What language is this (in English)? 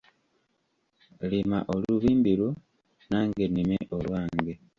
Ganda